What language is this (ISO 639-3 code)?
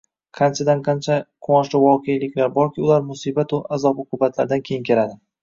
uzb